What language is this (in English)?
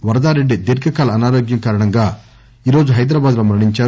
Telugu